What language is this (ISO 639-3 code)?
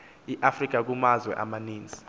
xho